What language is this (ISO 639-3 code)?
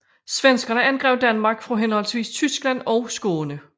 dan